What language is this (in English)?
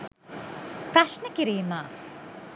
Sinhala